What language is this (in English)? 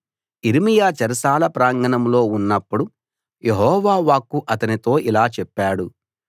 Telugu